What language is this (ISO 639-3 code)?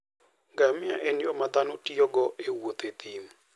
luo